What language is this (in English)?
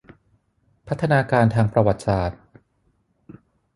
Thai